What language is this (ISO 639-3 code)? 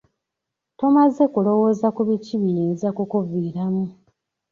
lug